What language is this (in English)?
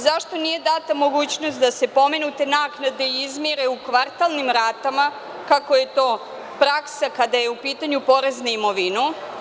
Serbian